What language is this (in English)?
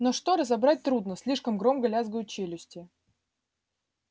Russian